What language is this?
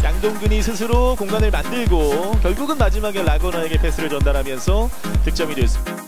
Korean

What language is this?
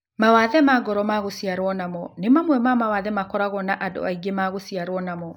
Kikuyu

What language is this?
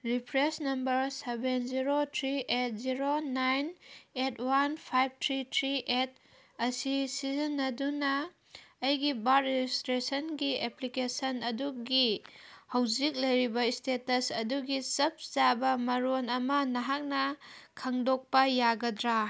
Manipuri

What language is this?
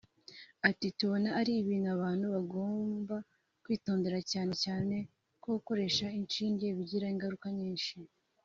Kinyarwanda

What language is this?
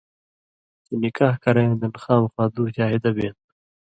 Indus Kohistani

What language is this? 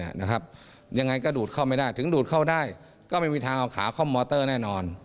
Thai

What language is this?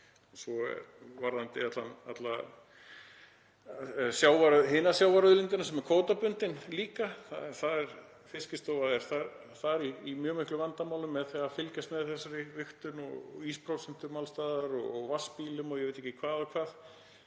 Icelandic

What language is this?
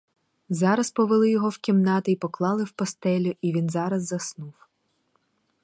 Ukrainian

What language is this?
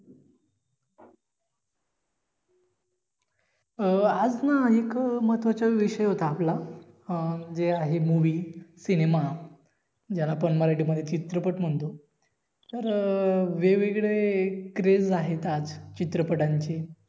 Marathi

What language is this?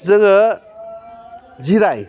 Bodo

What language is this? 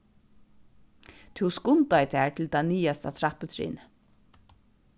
Faroese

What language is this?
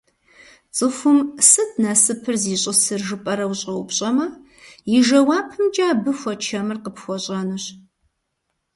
Kabardian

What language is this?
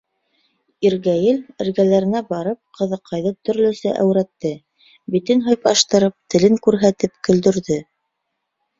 Bashkir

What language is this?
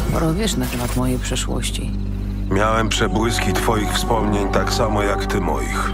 Polish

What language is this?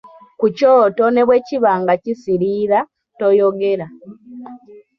Ganda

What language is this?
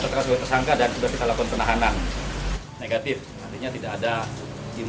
Indonesian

